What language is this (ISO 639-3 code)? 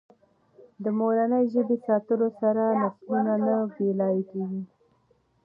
pus